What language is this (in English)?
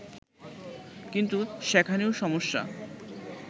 Bangla